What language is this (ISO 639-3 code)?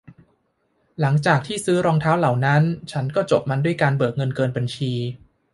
tha